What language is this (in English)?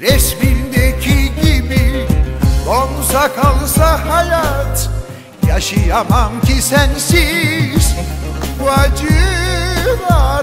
Turkish